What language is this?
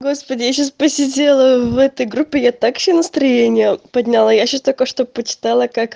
Russian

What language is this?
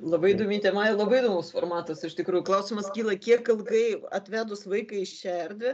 Lithuanian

